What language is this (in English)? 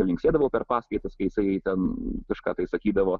Lithuanian